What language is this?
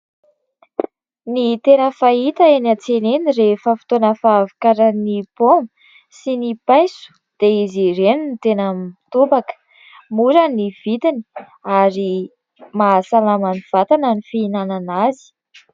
Malagasy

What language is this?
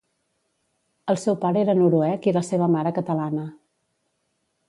Catalan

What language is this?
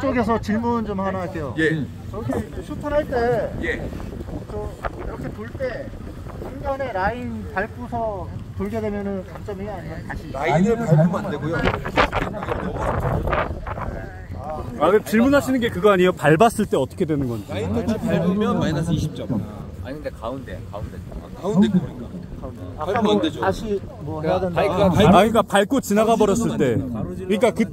Korean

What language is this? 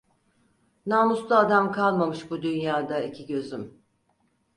Turkish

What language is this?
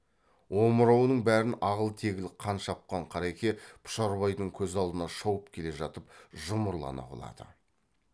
Kazakh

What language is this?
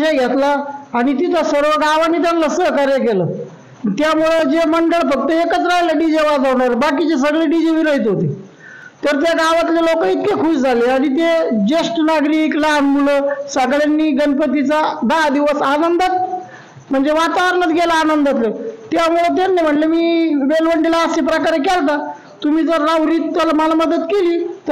Marathi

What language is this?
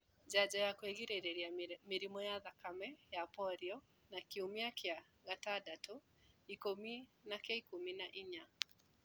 Kikuyu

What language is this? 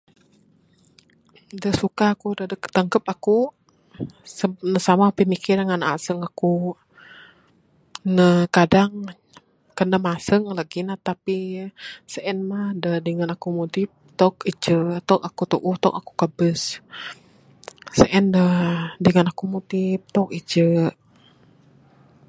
Bukar-Sadung Bidayuh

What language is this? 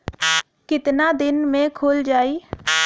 Bhojpuri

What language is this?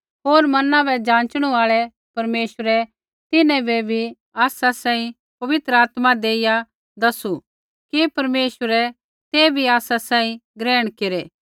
Kullu Pahari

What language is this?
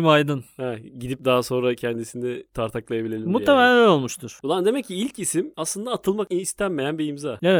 Turkish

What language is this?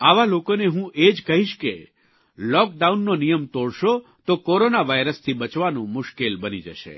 Gujarati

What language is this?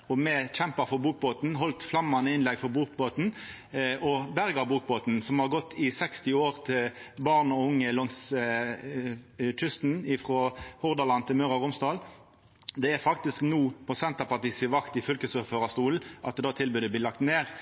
Norwegian Nynorsk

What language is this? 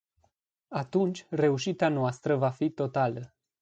Romanian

